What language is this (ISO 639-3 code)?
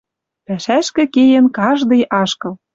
mrj